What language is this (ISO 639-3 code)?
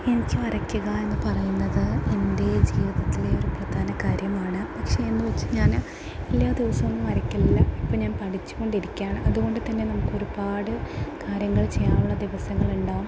mal